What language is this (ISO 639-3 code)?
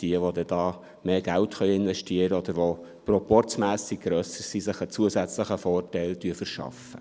gsw